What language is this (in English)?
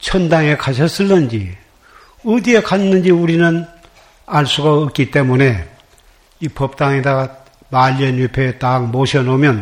Korean